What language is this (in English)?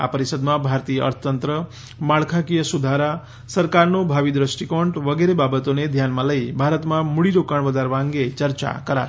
Gujarati